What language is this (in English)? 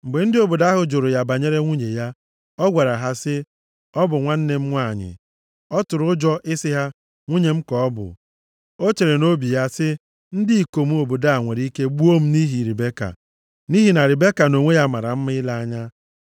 Igbo